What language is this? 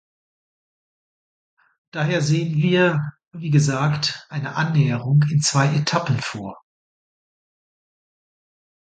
German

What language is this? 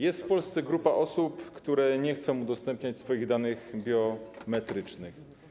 Polish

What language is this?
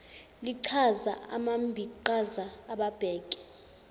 Zulu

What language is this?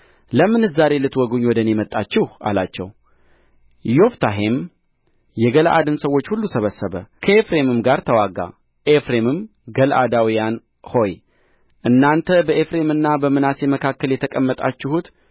Amharic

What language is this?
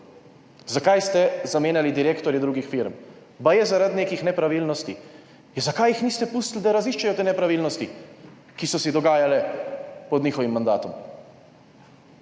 Slovenian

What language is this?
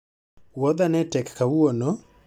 Luo (Kenya and Tanzania)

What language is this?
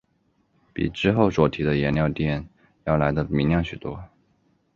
Chinese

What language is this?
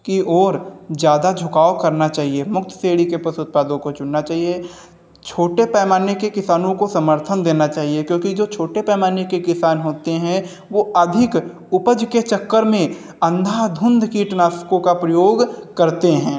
Hindi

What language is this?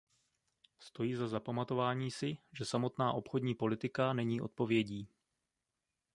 Czech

